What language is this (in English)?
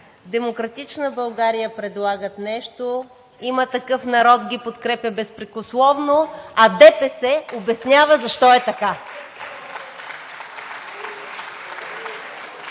Bulgarian